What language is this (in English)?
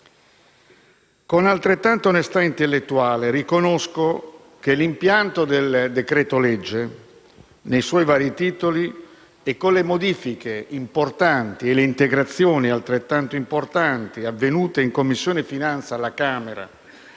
Italian